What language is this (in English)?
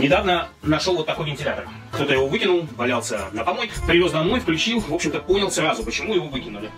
Russian